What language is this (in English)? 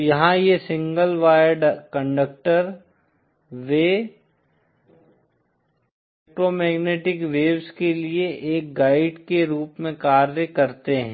Hindi